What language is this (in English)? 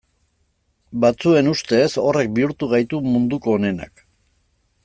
Basque